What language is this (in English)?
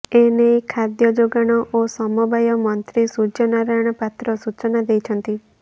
Odia